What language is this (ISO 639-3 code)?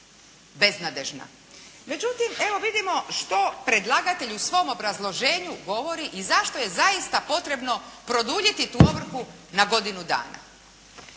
hrv